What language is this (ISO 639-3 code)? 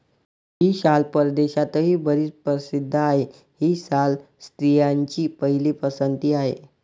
mar